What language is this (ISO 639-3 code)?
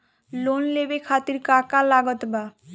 bho